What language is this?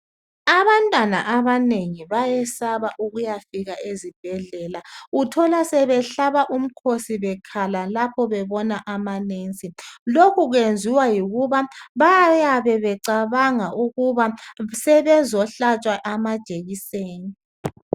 North Ndebele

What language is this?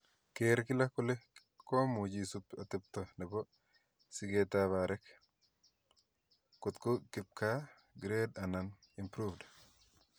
Kalenjin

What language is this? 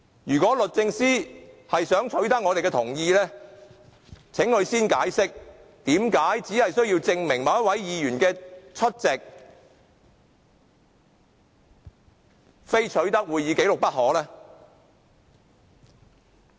Cantonese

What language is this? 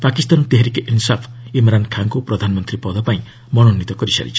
Odia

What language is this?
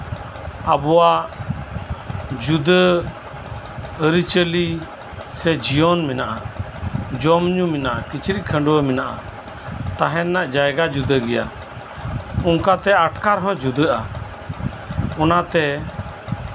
Santali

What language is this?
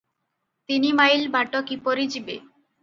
Odia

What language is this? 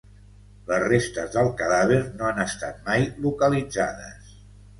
Catalan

